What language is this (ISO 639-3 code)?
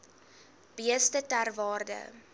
afr